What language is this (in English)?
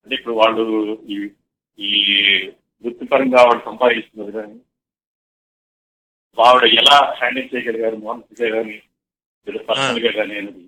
Telugu